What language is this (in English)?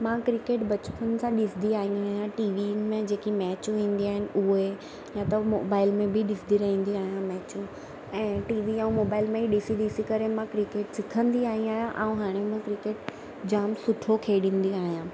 Sindhi